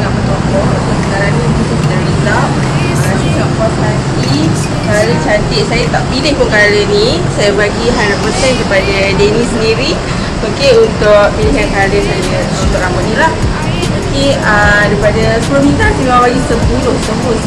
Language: Malay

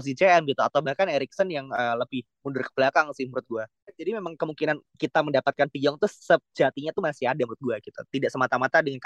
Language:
Indonesian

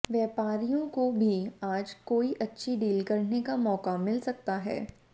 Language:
Hindi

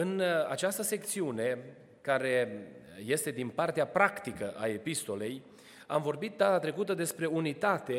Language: Romanian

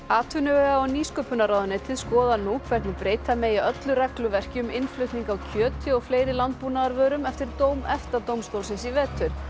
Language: Icelandic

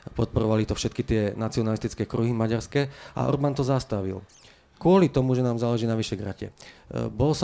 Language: Slovak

